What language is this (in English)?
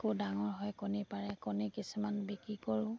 Assamese